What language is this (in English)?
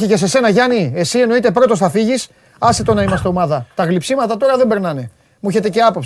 Greek